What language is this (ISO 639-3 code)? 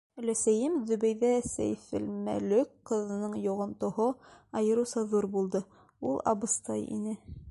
bak